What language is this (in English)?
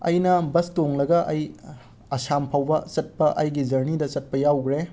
Manipuri